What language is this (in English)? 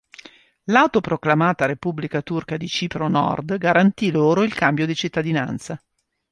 Italian